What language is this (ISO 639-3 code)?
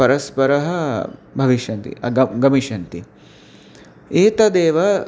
san